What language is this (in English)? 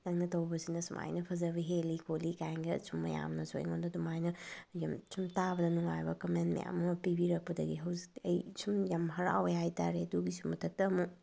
Manipuri